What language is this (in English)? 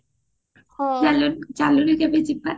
Odia